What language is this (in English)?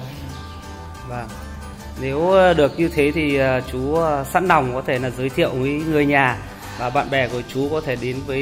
Vietnamese